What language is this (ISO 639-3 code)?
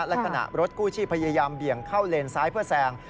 tha